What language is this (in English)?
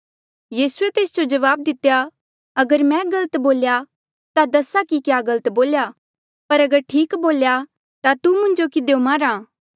Mandeali